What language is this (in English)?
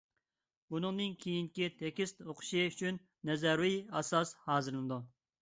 Uyghur